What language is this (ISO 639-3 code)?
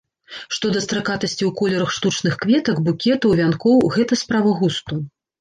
bel